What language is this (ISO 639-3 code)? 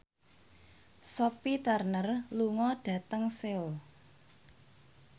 jav